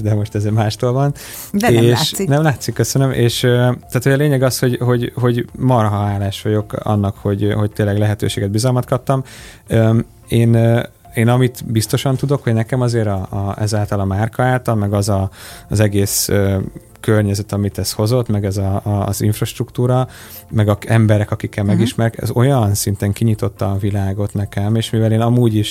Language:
Hungarian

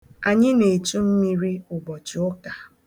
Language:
Igbo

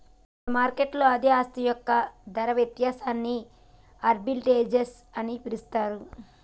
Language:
Telugu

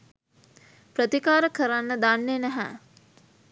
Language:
Sinhala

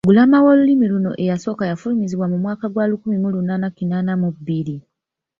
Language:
Ganda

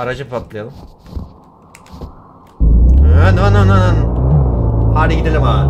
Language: Turkish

